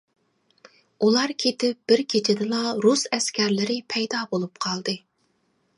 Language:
Uyghur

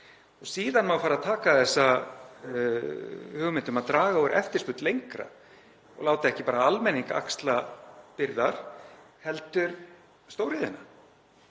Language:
Icelandic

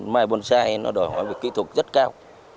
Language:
Vietnamese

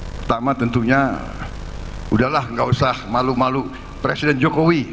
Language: Indonesian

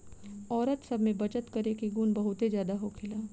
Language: Bhojpuri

